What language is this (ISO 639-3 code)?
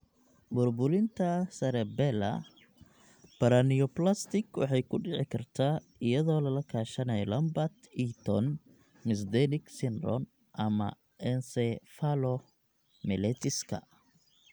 som